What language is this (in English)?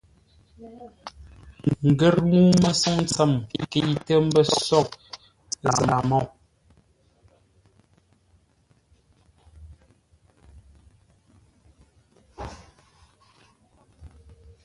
Ngombale